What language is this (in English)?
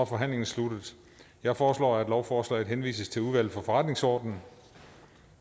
Danish